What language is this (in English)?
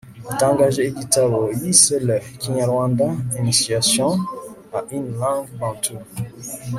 Kinyarwanda